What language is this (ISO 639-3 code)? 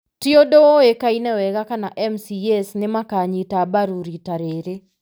kik